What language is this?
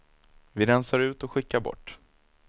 Swedish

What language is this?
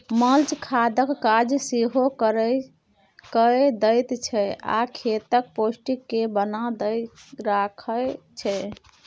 Maithili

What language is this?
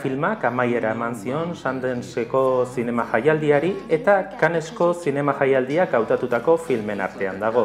Indonesian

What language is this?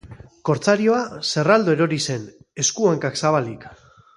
Basque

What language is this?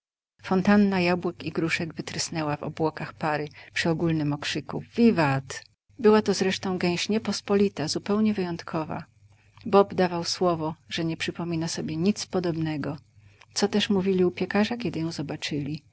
Polish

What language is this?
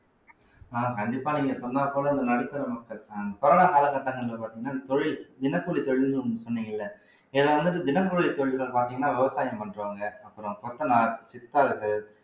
Tamil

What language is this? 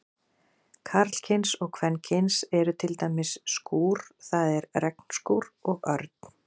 Icelandic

